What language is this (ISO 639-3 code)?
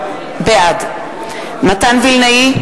heb